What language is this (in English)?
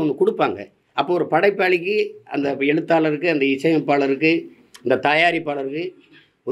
Tamil